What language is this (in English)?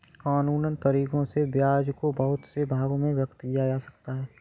Hindi